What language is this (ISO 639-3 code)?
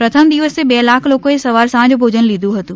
guj